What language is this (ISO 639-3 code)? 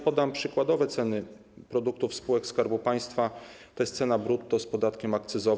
pol